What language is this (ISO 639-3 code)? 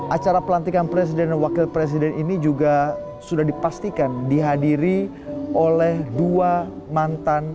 ind